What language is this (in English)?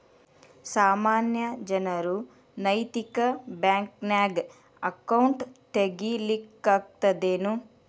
Kannada